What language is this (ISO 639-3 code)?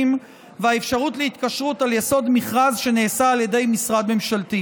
heb